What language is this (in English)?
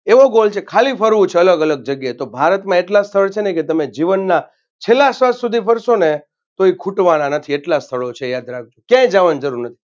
Gujarati